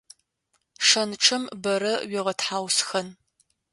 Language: Adyghe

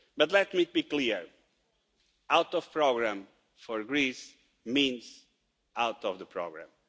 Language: English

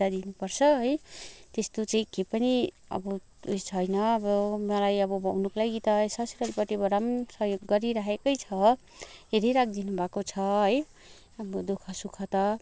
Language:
Nepali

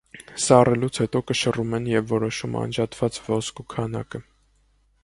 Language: Armenian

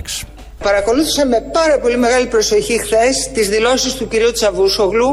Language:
Greek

